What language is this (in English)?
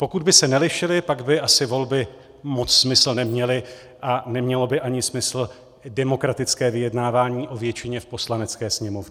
Czech